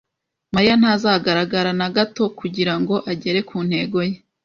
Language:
Kinyarwanda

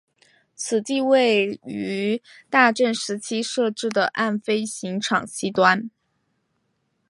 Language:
Chinese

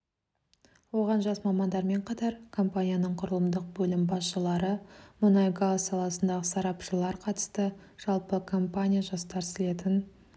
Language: Kazakh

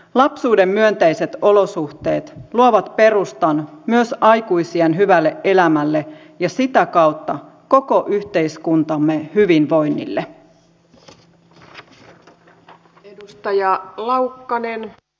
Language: Finnish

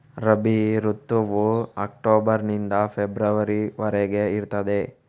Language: Kannada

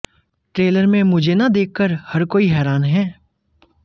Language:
Hindi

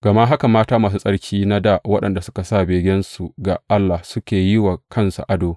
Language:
Hausa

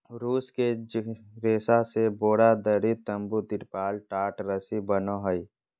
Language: Magahi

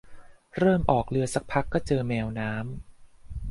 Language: Thai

